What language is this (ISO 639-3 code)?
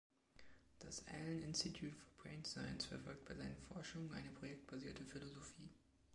deu